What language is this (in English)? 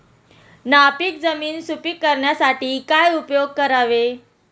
Marathi